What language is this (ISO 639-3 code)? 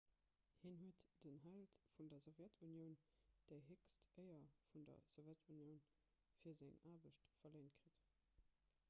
ltz